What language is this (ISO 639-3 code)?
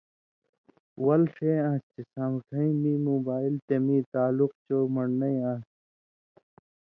mvy